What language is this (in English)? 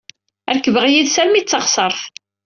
Kabyle